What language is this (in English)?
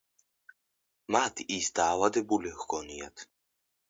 Georgian